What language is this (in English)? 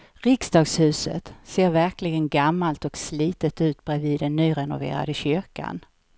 Swedish